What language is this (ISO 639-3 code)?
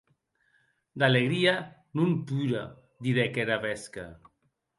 oci